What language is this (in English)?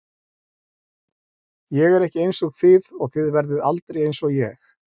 Icelandic